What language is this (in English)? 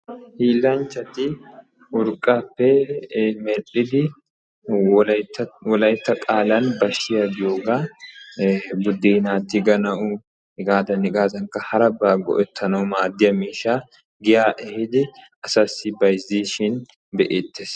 Wolaytta